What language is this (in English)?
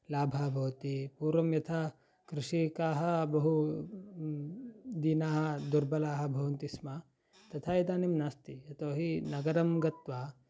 Sanskrit